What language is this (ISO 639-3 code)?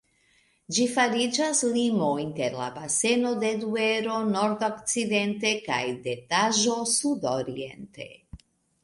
epo